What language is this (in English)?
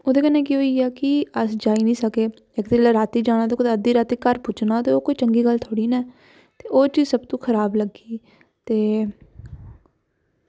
Dogri